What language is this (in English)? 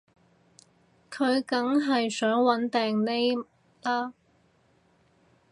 Cantonese